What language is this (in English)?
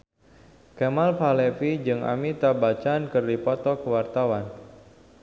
Sundanese